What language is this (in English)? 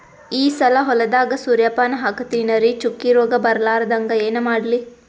Kannada